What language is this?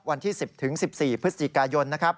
Thai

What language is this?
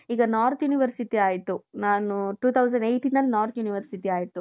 Kannada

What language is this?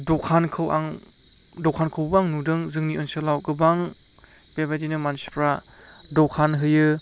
Bodo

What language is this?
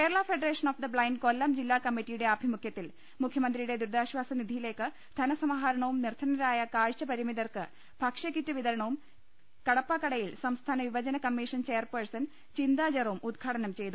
Malayalam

